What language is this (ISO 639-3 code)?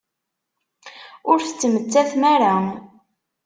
kab